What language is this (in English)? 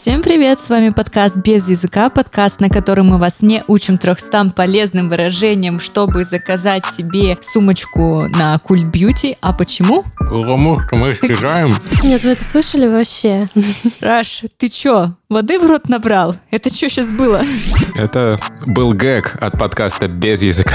Russian